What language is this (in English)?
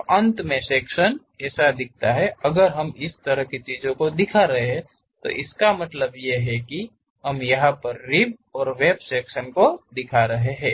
Hindi